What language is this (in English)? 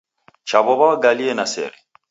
Taita